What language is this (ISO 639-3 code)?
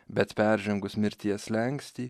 lit